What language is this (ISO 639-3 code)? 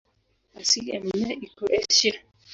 swa